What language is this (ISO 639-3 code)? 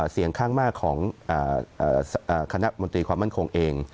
tha